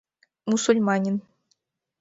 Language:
Mari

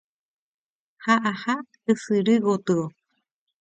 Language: Guarani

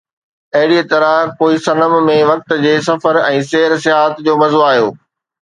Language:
Sindhi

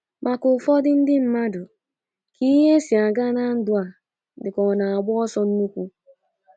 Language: Igbo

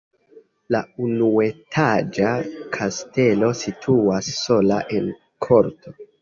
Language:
Esperanto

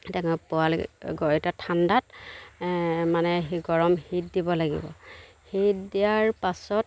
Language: Assamese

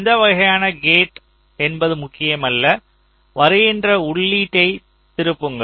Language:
Tamil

